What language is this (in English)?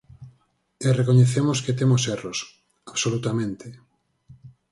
Galician